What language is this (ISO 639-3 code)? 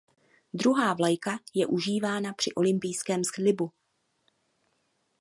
ces